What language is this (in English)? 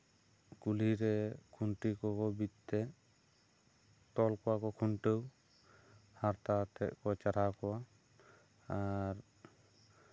Santali